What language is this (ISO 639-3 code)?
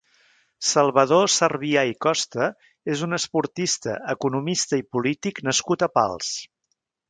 cat